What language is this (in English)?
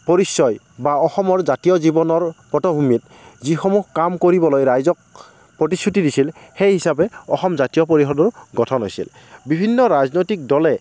Assamese